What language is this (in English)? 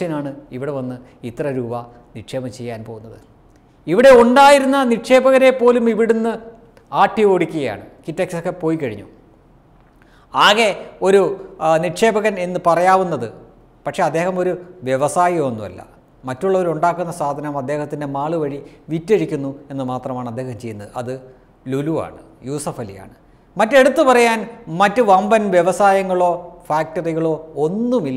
Indonesian